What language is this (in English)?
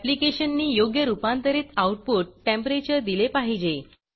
Marathi